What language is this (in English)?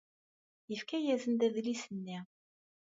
Kabyle